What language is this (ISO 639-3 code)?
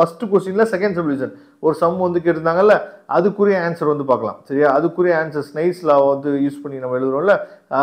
tam